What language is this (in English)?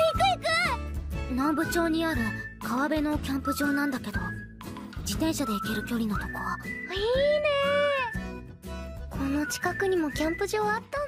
Japanese